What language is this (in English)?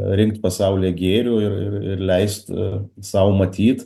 Lithuanian